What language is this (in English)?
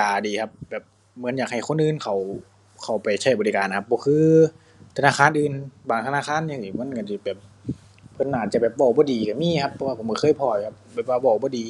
Thai